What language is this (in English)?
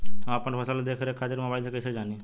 Bhojpuri